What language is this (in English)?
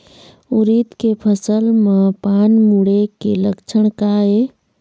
Chhattisgarhi